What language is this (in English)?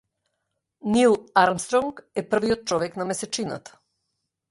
Macedonian